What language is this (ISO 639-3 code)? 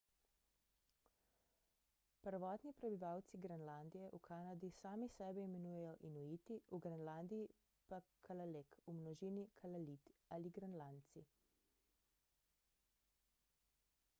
slv